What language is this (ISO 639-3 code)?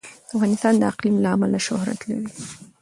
pus